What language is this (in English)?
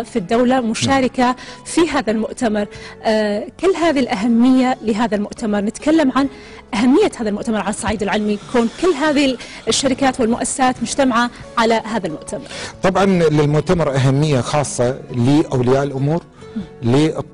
Arabic